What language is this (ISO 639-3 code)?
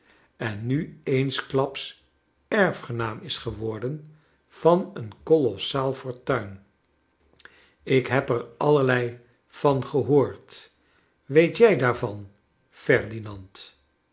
nld